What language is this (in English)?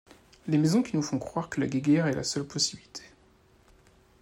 French